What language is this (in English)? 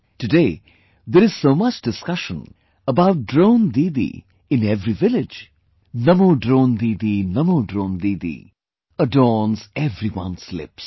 English